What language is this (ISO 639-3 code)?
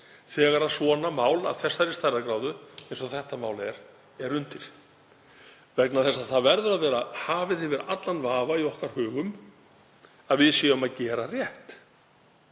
isl